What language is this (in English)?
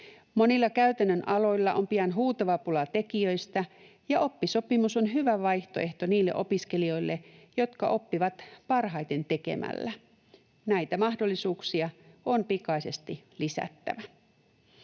Finnish